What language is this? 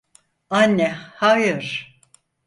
Turkish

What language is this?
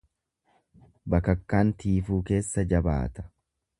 Oromo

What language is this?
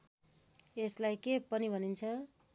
Nepali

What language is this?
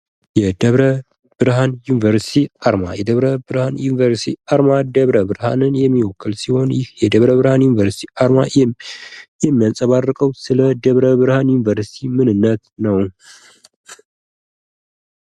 Amharic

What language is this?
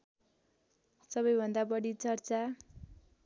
Nepali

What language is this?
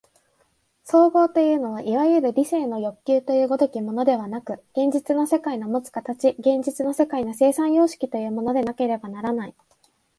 Japanese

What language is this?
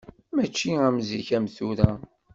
Kabyle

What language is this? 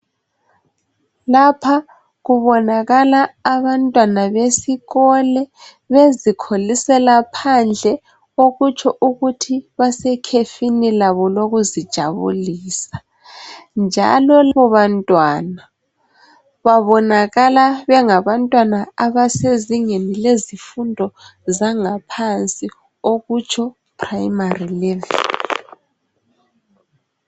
North Ndebele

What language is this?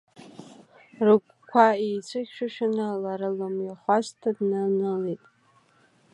Abkhazian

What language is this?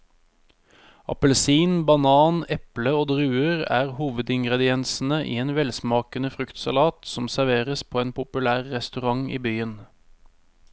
Norwegian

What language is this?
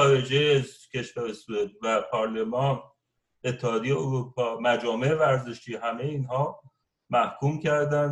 Persian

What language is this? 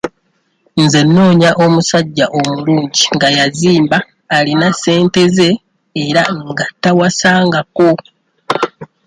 Ganda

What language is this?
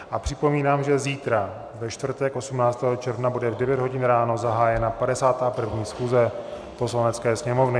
Czech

